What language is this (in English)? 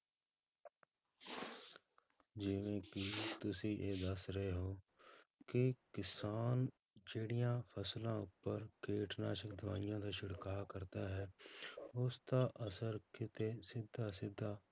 Punjabi